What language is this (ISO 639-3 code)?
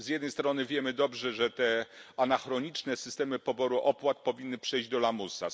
pol